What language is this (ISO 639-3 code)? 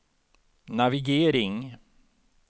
swe